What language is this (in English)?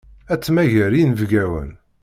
Kabyle